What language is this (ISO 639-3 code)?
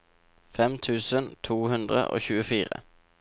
nor